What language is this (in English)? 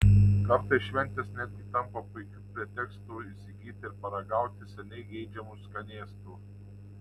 Lithuanian